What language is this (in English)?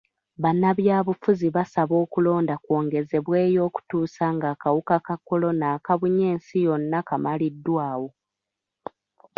Ganda